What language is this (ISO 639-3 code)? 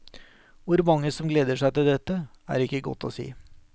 nor